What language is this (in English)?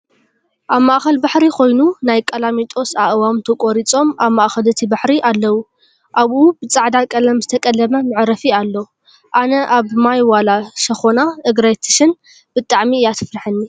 Tigrinya